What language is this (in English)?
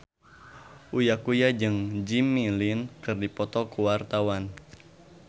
Sundanese